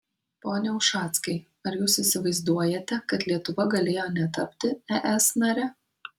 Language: Lithuanian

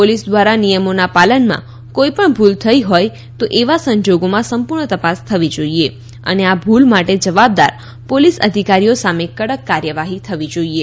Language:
Gujarati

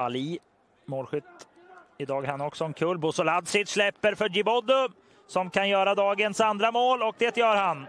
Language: Swedish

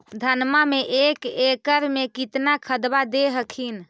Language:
Magahi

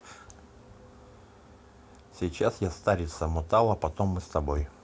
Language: Russian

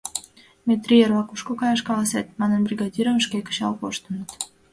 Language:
Mari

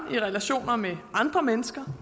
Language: Danish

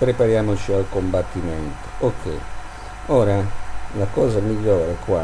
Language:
Italian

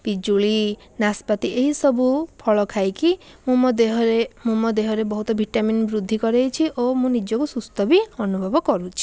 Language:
Odia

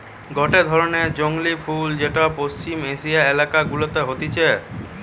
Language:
Bangla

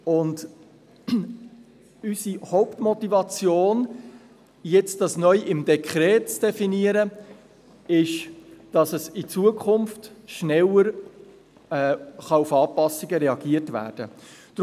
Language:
Swiss German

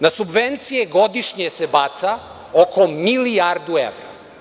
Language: Serbian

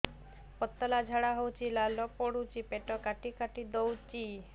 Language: Odia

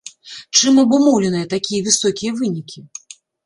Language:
Belarusian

